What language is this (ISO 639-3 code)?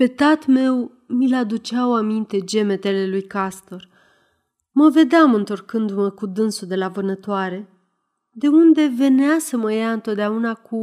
ron